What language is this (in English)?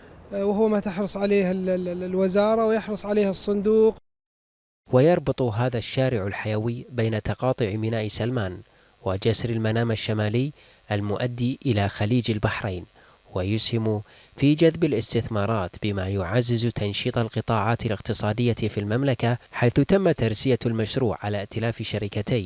Arabic